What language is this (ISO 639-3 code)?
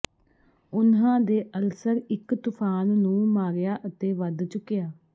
pan